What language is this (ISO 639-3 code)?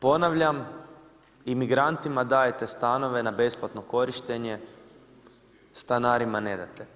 hrv